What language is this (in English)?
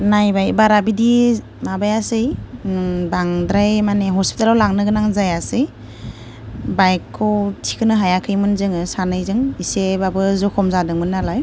Bodo